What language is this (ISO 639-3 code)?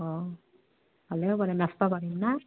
asm